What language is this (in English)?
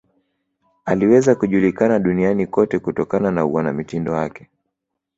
Swahili